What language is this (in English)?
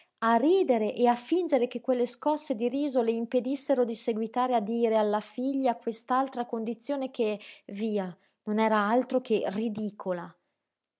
Italian